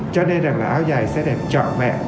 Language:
Vietnamese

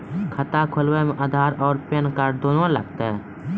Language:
Maithili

